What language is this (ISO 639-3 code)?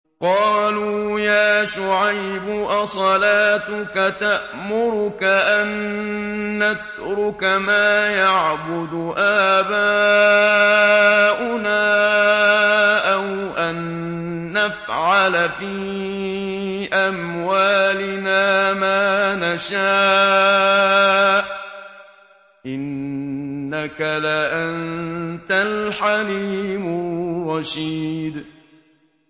ara